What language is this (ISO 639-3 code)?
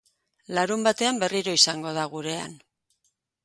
eus